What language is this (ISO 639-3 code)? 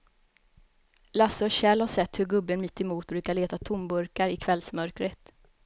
swe